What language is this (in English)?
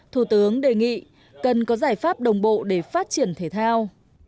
Vietnamese